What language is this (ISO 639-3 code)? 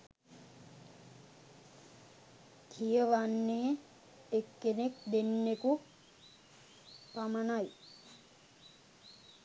sin